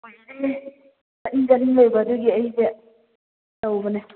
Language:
Manipuri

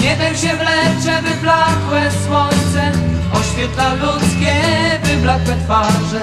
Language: Polish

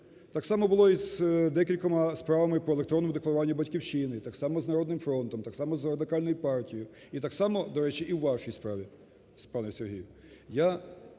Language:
Ukrainian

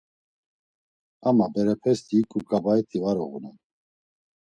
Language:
Laz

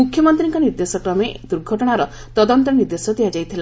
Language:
Odia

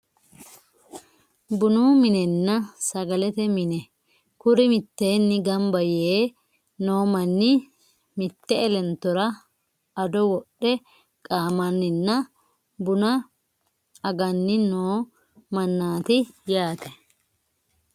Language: Sidamo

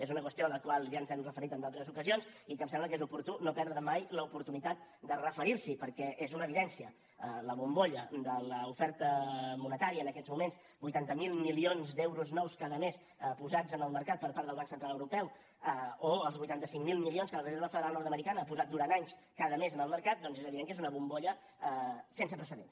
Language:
Catalan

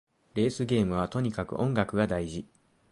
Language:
Japanese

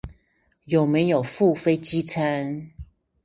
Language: Chinese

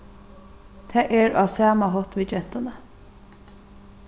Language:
Faroese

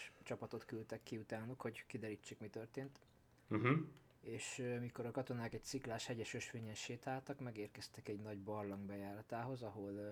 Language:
Hungarian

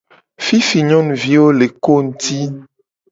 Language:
Gen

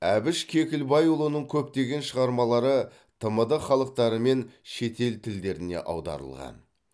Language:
Kazakh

